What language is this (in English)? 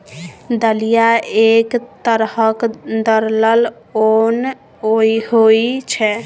Maithili